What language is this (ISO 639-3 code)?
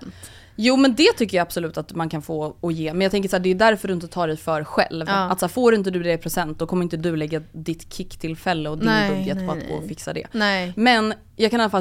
swe